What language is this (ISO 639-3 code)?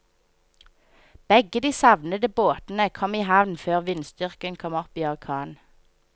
nor